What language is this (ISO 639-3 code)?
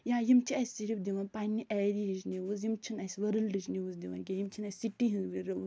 kas